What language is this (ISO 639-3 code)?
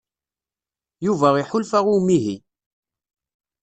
kab